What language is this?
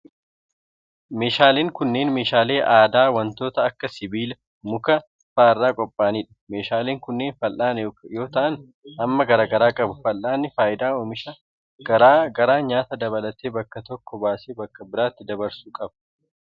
Oromo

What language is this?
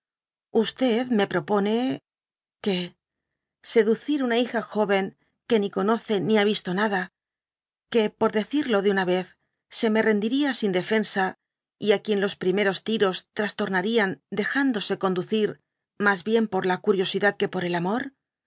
Spanish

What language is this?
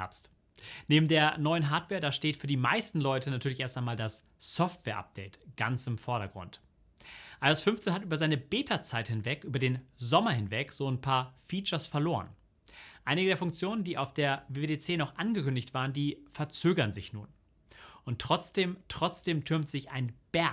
German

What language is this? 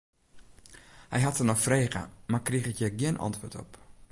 Western Frisian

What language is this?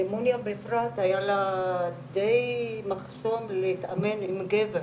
Hebrew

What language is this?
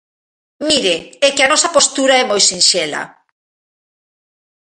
Galician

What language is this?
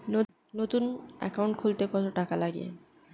Bangla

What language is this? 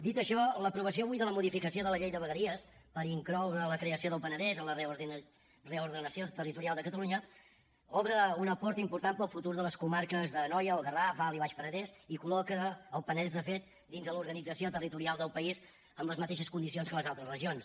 Catalan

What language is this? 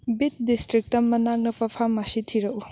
Manipuri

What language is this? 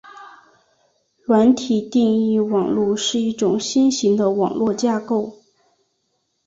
Chinese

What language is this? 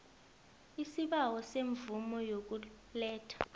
South Ndebele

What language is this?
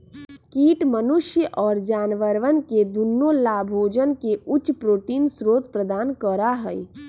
Magahi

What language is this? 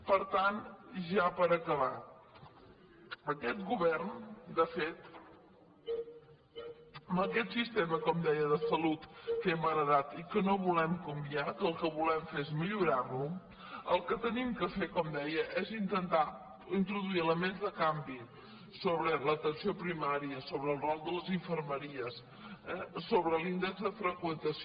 Catalan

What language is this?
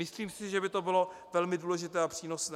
Czech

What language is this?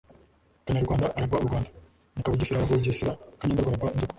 Kinyarwanda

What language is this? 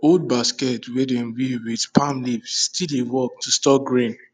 Nigerian Pidgin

